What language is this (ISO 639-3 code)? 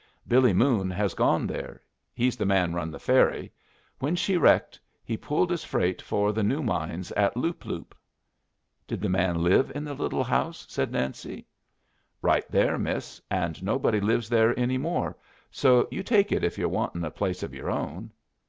eng